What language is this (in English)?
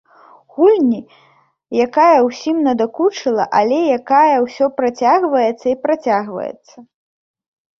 Belarusian